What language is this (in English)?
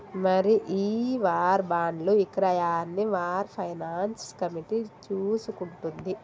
Telugu